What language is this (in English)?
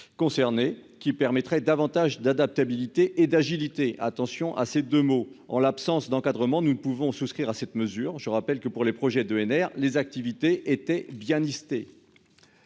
French